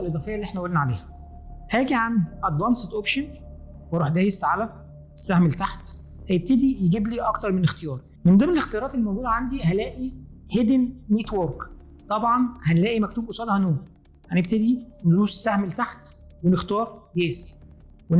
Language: Arabic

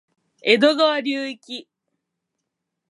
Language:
Japanese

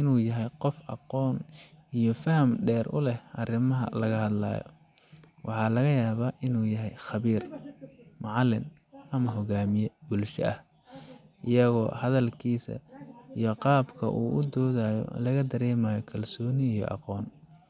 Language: Somali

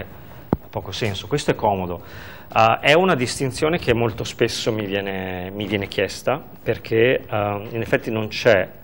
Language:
Italian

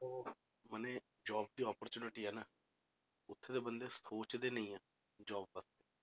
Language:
Punjabi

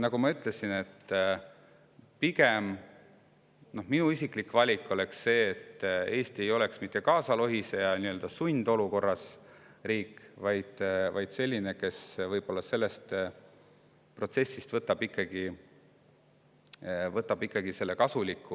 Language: Estonian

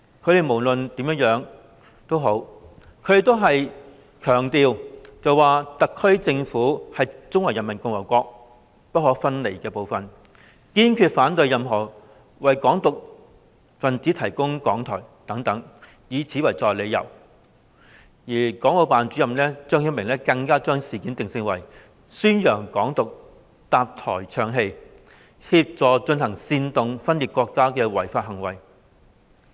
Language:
Cantonese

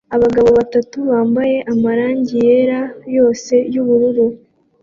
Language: Kinyarwanda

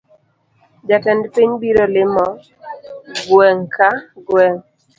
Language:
Luo (Kenya and Tanzania)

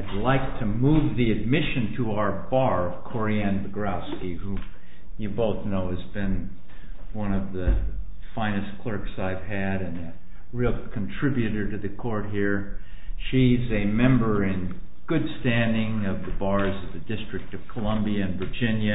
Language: English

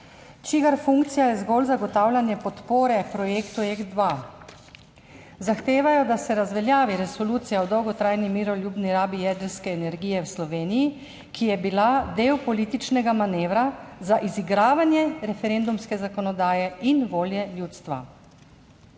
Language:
Slovenian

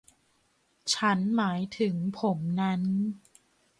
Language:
Thai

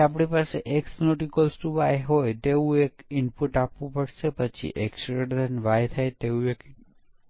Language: Gujarati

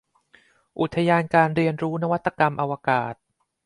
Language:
Thai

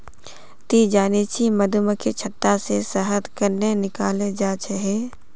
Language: Magahi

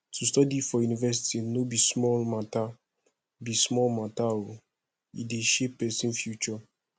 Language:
Nigerian Pidgin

